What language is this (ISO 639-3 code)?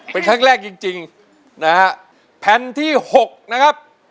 tha